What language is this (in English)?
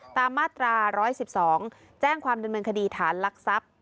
Thai